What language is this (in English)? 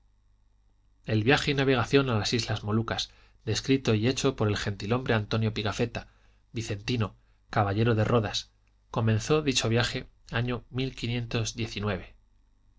Spanish